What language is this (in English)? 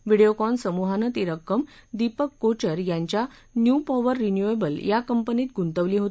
Marathi